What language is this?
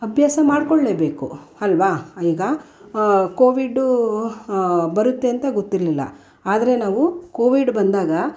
Kannada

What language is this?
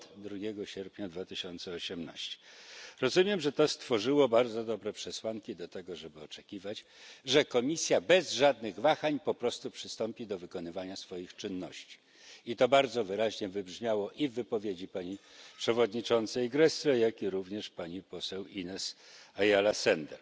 Polish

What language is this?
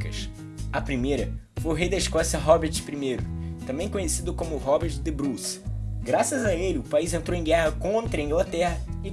Portuguese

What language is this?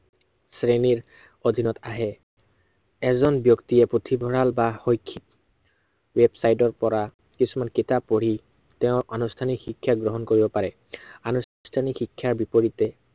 Assamese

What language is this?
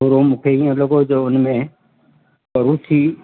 Sindhi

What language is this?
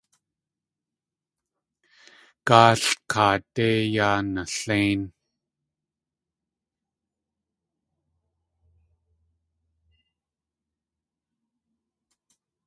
Tlingit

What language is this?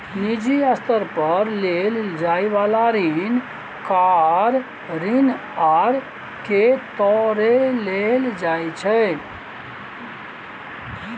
Maithili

